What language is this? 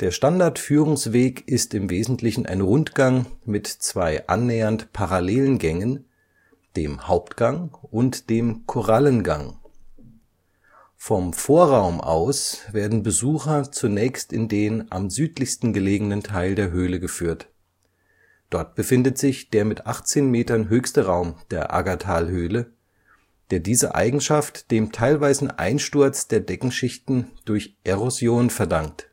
German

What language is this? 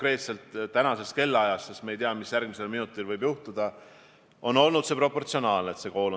Estonian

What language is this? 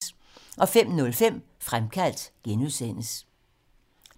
Danish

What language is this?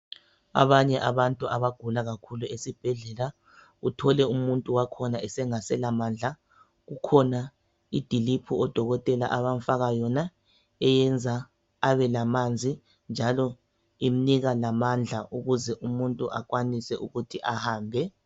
North Ndebele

